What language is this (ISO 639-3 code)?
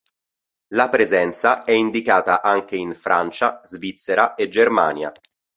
ita